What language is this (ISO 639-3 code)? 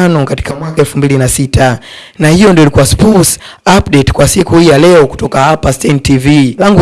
swa